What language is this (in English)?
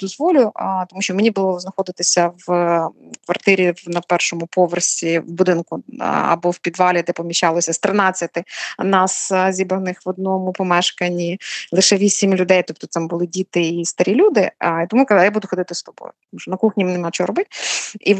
Ukrainian